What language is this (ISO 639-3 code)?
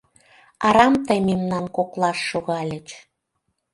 chm